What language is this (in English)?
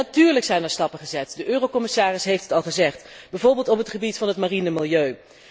Dutch